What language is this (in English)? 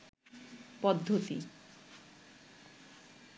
Bangla